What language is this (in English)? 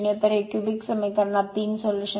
Marathi